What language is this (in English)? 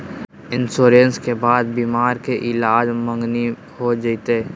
Magahi